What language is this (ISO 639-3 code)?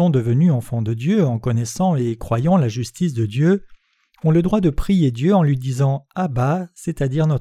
fra